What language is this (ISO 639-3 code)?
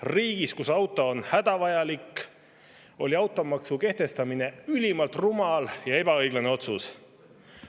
est